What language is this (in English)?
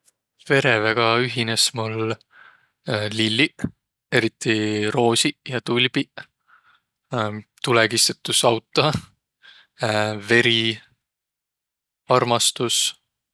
Võro